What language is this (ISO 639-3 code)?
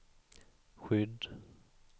swe